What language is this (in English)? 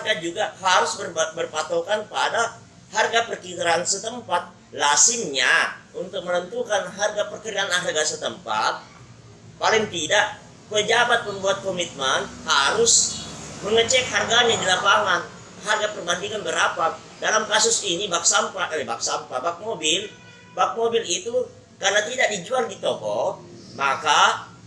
Indonesian